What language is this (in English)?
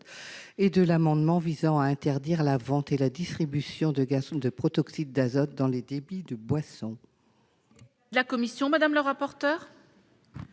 French